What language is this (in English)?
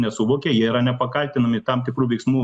Lithuanian